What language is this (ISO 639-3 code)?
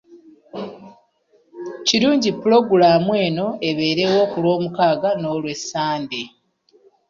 lug